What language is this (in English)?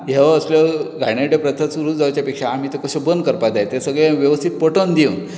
Konkani